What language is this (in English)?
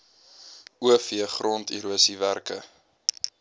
Afrikaans